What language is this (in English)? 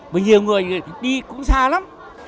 Vietnamese